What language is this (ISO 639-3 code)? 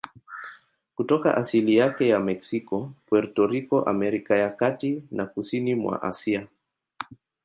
swa